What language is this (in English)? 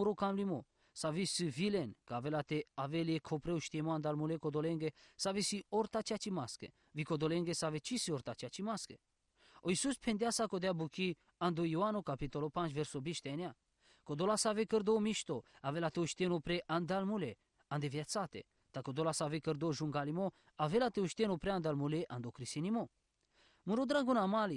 Romanian